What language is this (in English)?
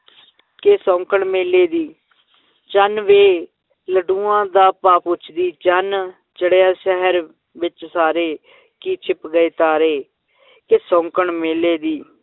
Punjabi